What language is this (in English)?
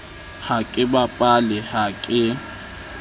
Southern Sotho